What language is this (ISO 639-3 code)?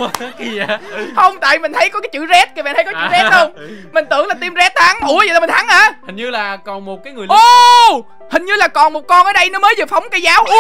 vie